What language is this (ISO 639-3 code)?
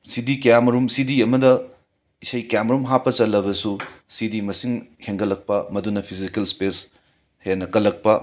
mni